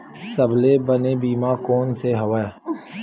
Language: Chhattisgarhi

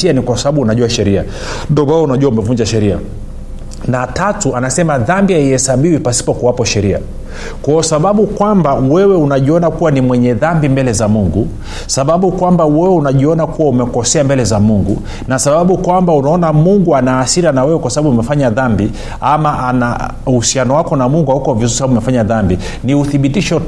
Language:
Swahili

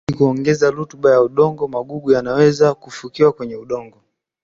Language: Swahili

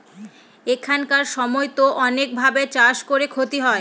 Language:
Bangla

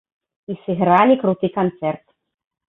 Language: Belarusian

